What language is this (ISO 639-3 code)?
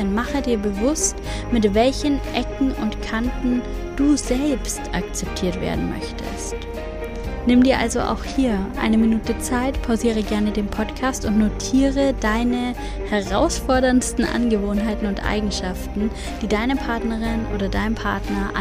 deu